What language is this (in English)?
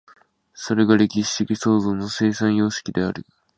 Japanese